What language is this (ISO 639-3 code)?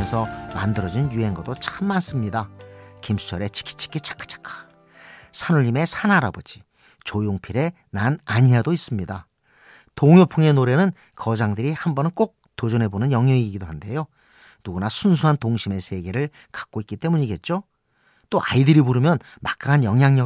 kor